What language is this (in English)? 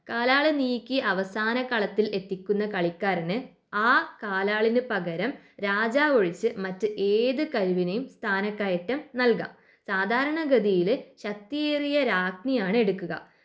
Malayalam